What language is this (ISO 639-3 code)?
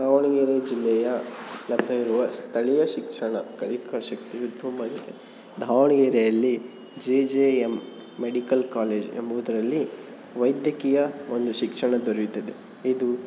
kan